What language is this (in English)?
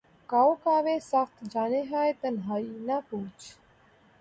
Urdu